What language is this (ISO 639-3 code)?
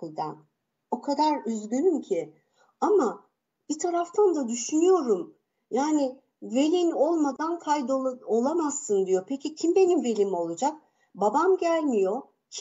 tur